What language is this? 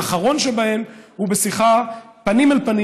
Hebrew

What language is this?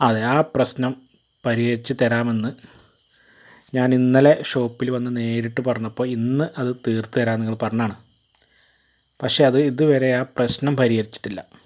Malayalam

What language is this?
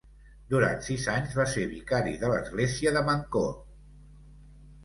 Catalan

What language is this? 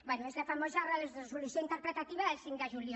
Catalan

